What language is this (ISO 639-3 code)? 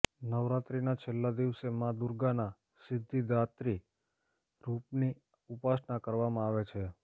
guj